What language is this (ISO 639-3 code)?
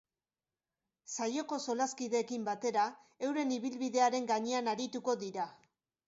eus